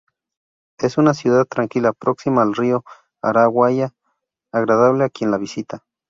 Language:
Spanish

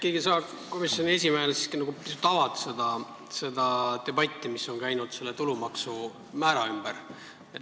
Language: Estonian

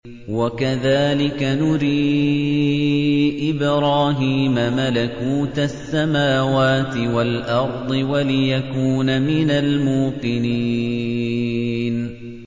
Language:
Arabic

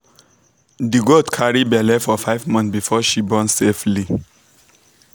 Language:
Nigerian Pidgin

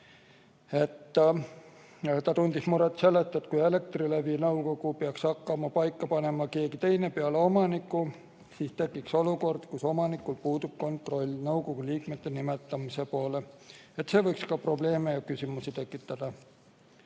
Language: Estonian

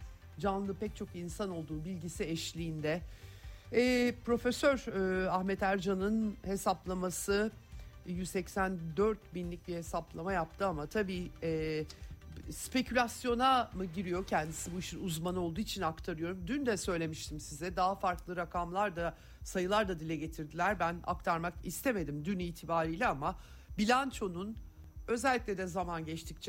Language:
Turkish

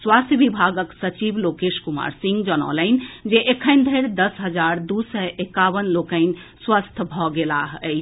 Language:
Maithili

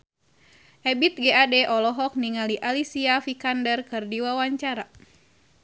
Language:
Sundanese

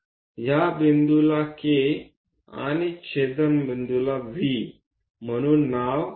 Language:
Marathi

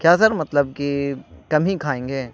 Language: Urdu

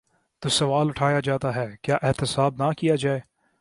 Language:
Urdu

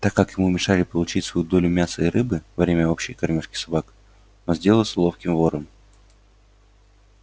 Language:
Russian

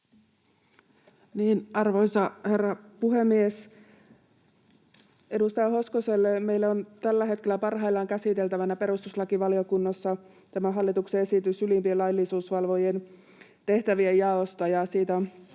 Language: Finnish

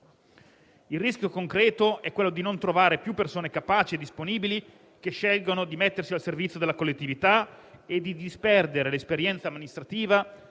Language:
Italian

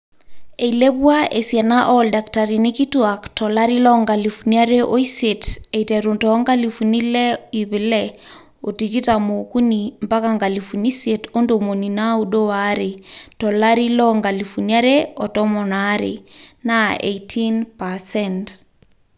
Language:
Masai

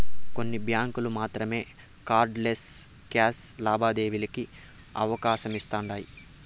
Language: Telugu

